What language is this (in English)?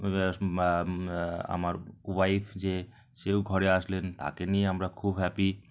Bangla